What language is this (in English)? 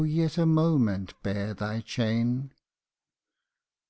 English